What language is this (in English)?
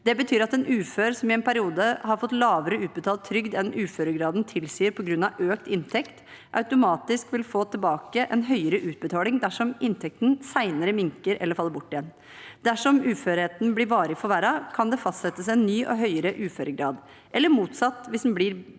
Norwegian